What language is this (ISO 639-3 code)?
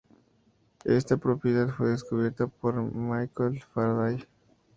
spa